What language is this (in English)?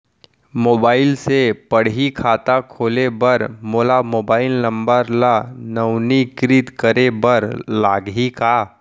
Chhattisgarhi